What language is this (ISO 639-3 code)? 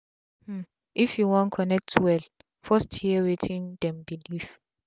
pcm